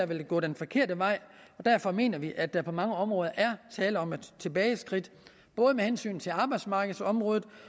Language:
Danish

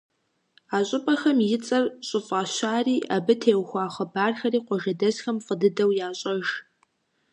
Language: Kabardian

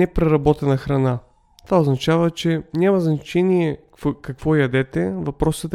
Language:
Bulgarian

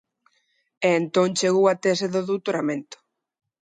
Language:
Galician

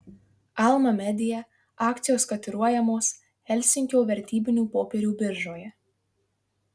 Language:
Lithuanian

